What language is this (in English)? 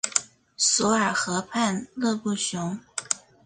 Chinese